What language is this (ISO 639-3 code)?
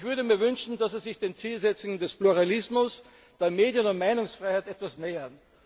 deu